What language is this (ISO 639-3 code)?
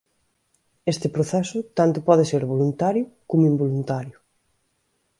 glg